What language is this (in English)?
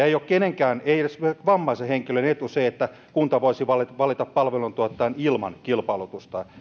Finnish